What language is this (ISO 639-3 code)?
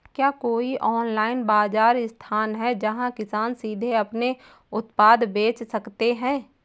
hin